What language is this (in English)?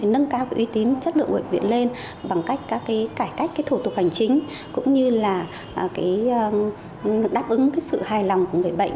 Vietnamese